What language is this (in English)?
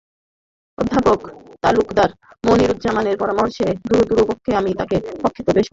Bangla